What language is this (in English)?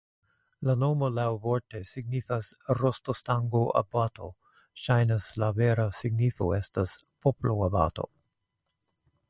Esperanto